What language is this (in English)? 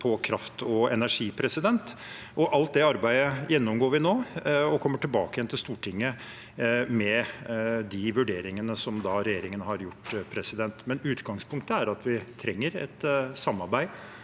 Norwegian